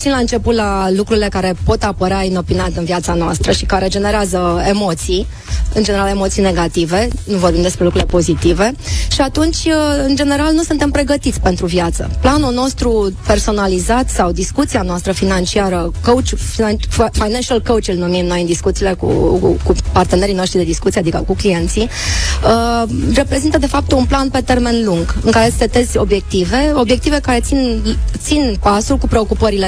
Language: Romanian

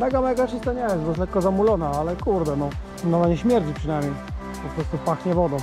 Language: Polish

